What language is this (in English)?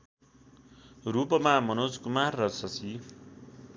Nepali